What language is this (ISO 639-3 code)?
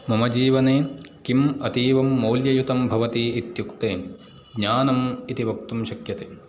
san